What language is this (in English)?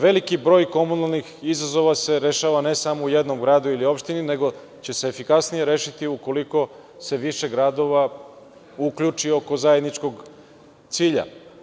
Serbian